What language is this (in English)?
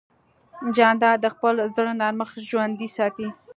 Pashto